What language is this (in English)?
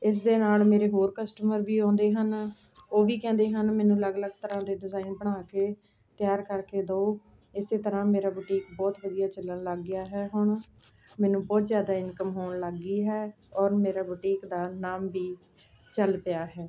Punjabi